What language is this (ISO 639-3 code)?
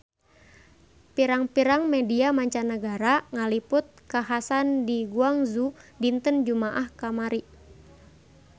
sun